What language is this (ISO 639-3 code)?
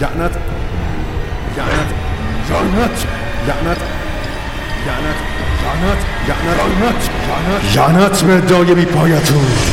fas